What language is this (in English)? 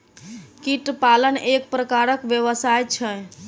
Maithili